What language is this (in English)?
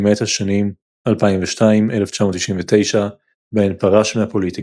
Hebrew